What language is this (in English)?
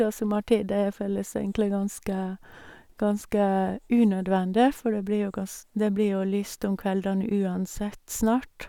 Norwegian